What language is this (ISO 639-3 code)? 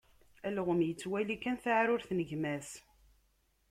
kab